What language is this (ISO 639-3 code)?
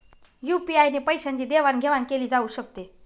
mar